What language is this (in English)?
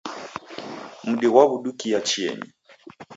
Taita